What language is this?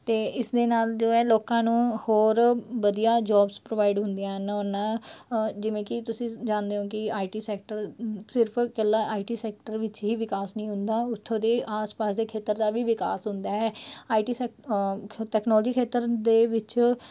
Punjabi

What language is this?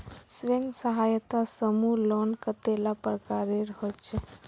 Magahi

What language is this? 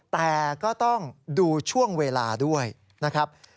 Thai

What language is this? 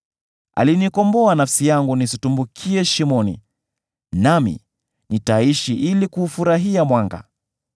Swahili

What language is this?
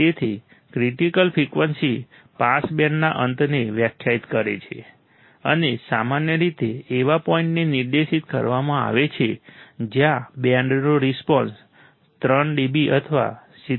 Gujarati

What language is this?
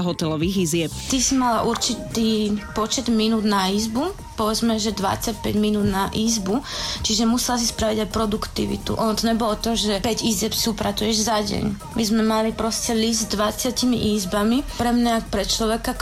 Slovak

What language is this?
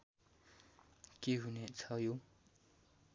Nepali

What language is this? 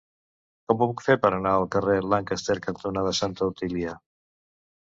Catalan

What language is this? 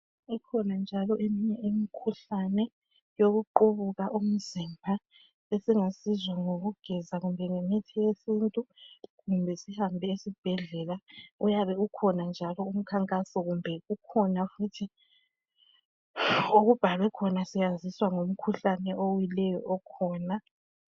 North Ndebele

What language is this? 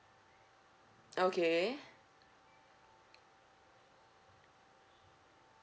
English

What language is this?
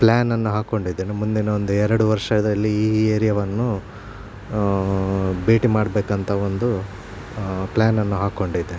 Kannada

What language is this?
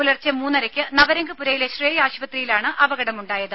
Malayalam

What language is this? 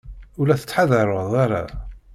Kabyle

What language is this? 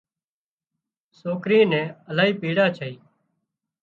Wadiyara Koli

